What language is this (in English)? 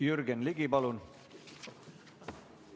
Estonian